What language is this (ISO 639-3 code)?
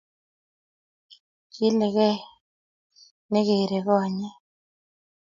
kln